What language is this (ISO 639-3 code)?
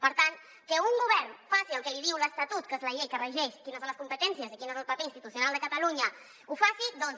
cat